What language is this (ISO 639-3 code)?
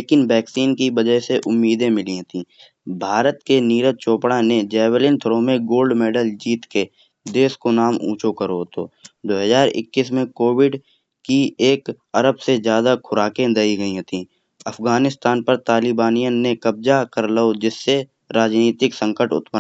bjj